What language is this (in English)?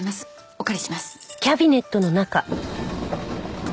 Japanese